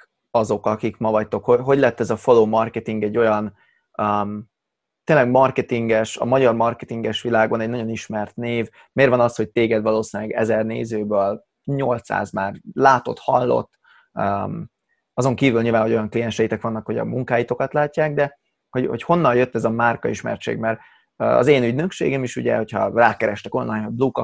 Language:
Hungarian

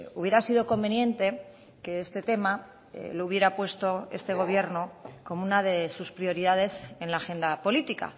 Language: Spanish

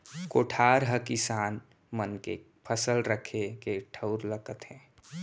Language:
Chhattisgarhi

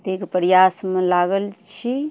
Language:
Maithili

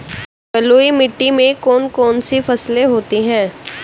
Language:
Hindi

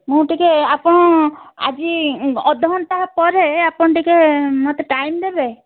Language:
Odia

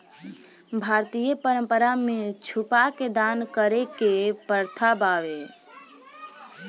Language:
Bhojpuri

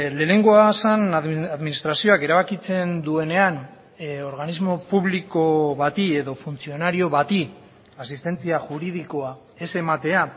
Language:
Basque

